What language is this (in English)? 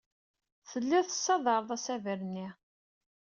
Kabyle